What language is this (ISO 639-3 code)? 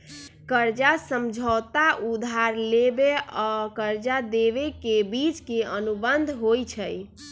mag